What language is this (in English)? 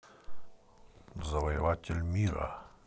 Russian